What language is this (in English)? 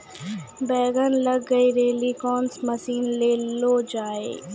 Maithili